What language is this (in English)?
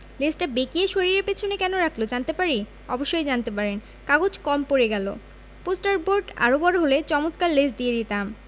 Bangla